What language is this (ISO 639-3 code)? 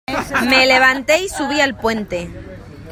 spa